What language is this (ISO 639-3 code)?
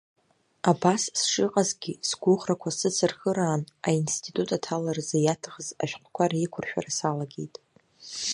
abk